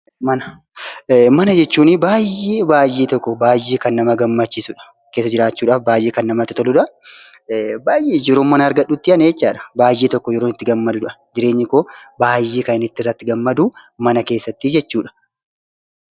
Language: Oromo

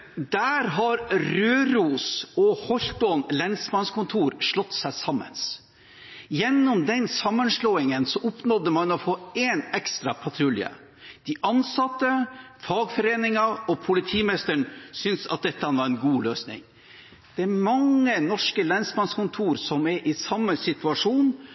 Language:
Norwegian Bokmål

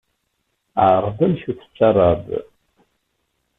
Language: Kabyle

